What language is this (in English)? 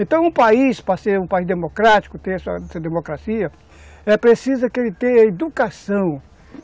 Portuguese